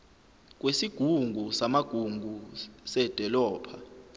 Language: Zulu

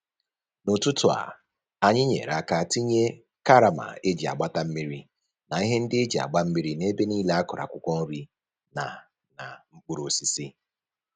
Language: Igbo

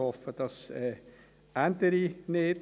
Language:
Swiss German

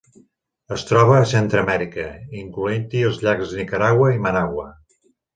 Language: Catalan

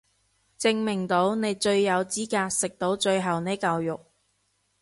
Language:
Cantonese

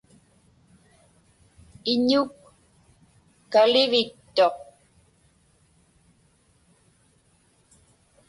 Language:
Inupiaq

